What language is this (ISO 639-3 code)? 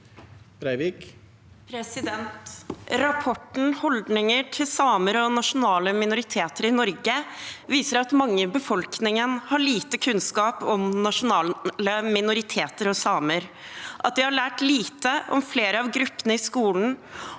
nor